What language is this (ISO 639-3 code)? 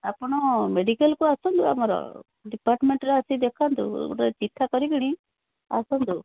ori